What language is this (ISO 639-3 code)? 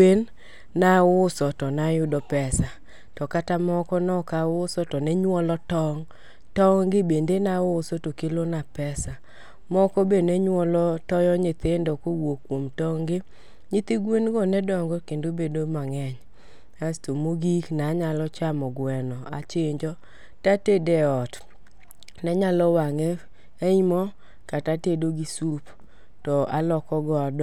luo